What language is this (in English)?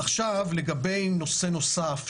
Hebrew